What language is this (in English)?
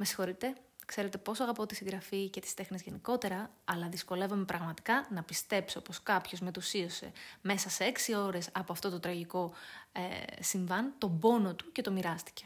Greek